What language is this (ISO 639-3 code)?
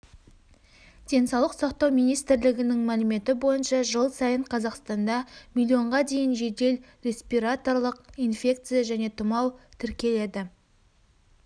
kaz